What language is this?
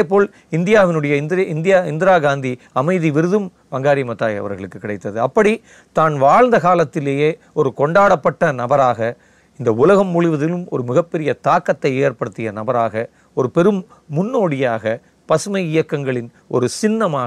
Tamil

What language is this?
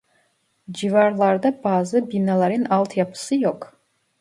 Turkish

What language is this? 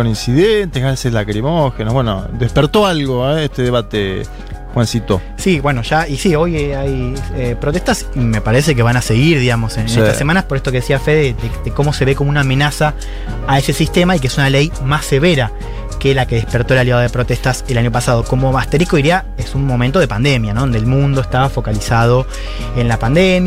Spanish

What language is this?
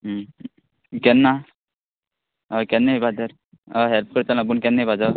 Konkani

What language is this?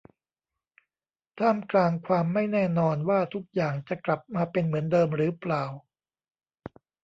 Thai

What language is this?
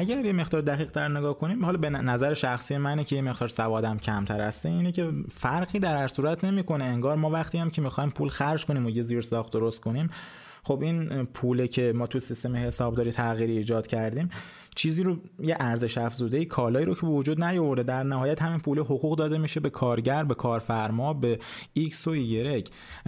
Persian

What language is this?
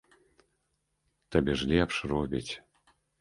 Belarusian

